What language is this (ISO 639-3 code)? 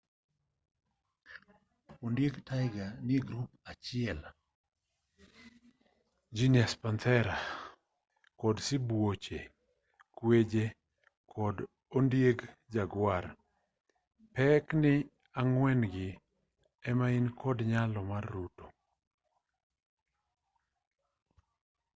luo